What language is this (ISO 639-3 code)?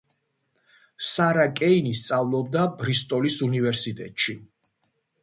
kat